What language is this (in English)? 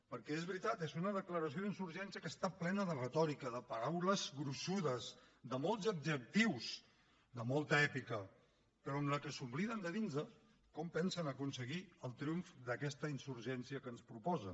Catalan